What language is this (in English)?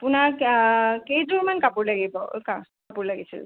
Assamese